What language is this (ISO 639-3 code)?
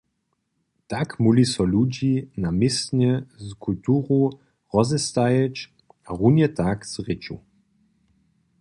hsb